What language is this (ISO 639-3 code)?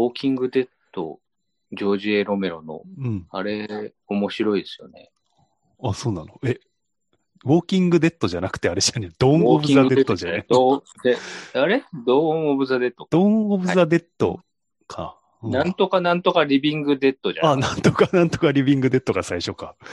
jpn